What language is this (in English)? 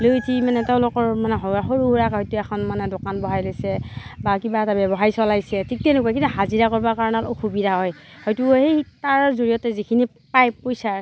Assamese